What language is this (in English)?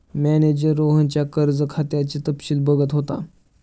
Marathi